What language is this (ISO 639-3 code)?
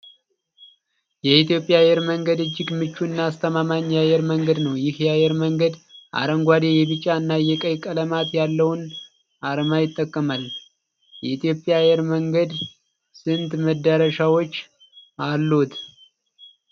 amh